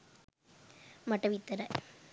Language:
Sinhala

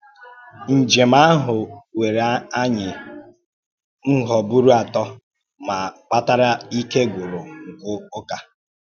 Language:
Igbo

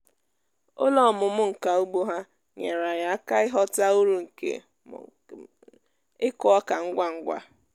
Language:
Igbo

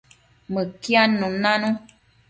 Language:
Matsés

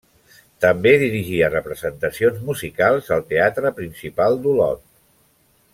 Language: Catalan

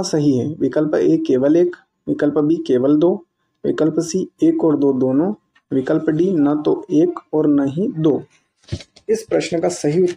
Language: Hindi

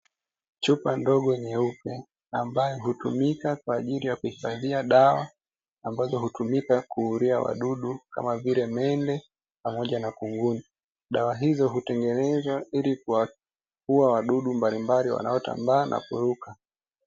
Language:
Swahili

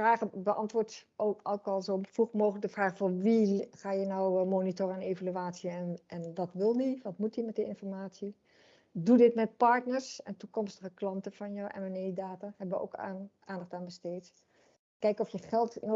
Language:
Dutch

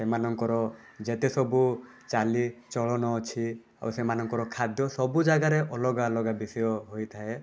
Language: Odia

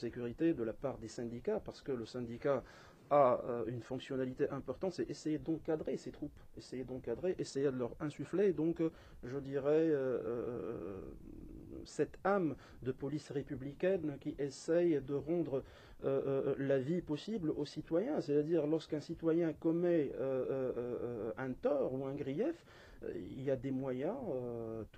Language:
French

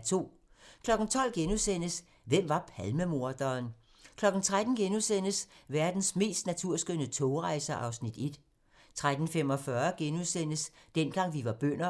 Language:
Danish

